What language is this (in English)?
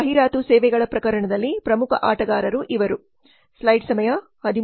Kannada